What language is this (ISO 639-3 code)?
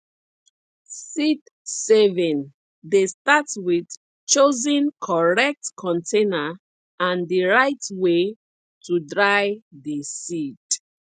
pcm